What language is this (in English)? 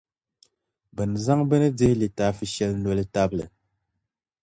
Dagbani